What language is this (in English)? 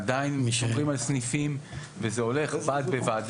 Hebrew